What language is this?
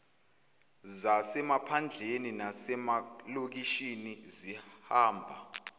Zulu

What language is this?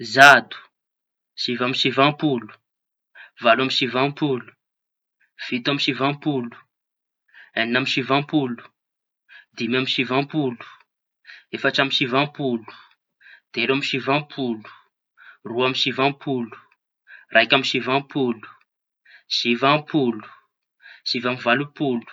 Tanosy Malagasy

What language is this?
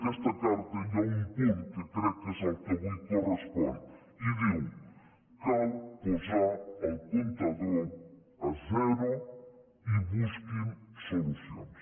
Catalan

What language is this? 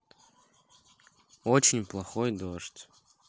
Russian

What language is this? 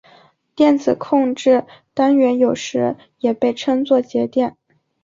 Chinese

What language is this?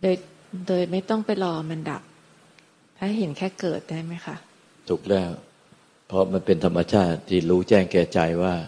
Thai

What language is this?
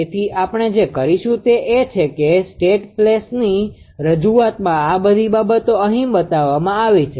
Gujarati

